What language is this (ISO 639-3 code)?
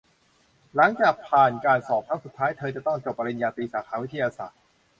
tha